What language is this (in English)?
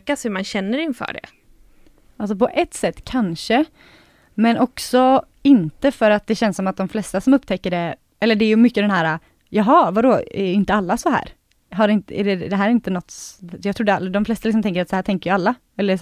Swedish